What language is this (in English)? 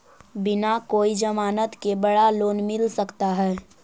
Magahi